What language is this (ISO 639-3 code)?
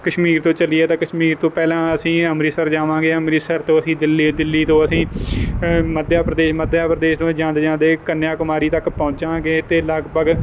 pan